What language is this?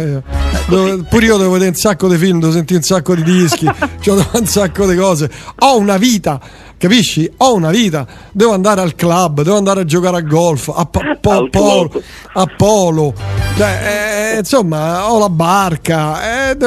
Italian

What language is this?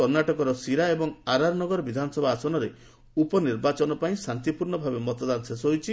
Odia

